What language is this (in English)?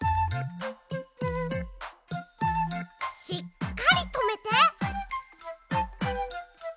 Japanese